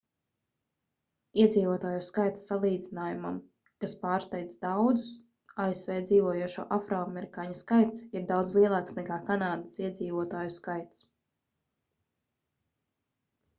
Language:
Latvian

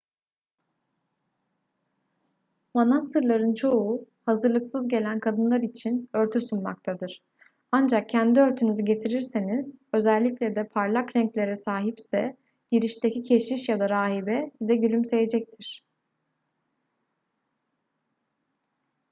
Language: Turkish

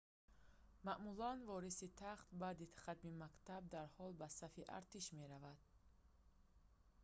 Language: Tajik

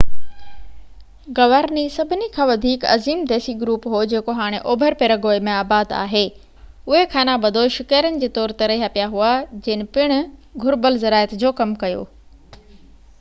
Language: Sindhi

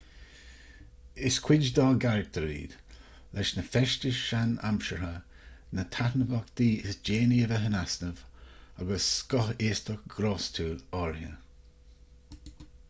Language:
Irish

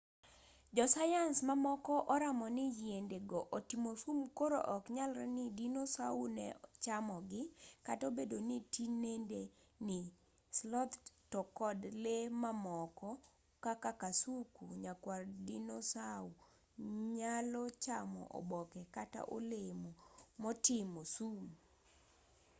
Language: Luo (Kenya and Tanzania)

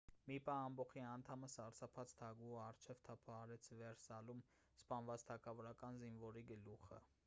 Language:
Armenian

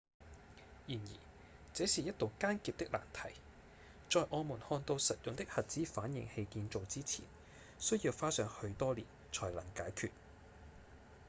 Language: Cantonese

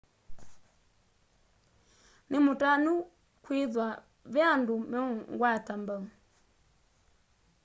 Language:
Kamba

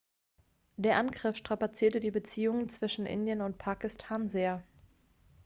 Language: German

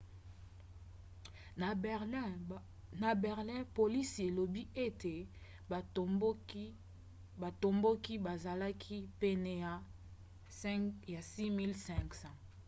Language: Lingala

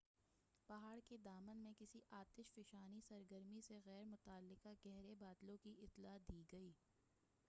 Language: Urdu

